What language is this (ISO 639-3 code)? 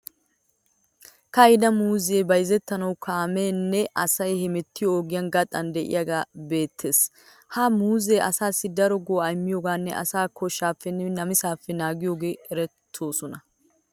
wal